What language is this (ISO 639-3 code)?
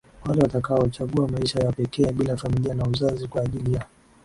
swa